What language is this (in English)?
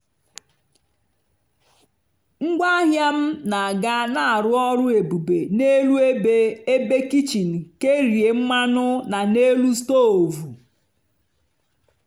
Igbo